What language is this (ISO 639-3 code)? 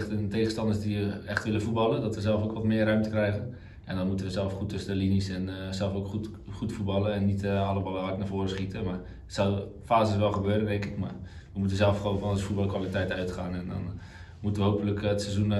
nld